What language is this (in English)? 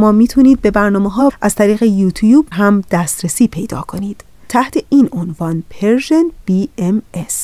Persian